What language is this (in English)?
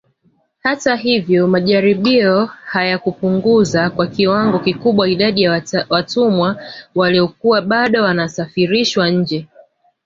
Swahili